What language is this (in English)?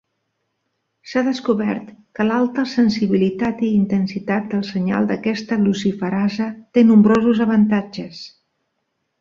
Catalan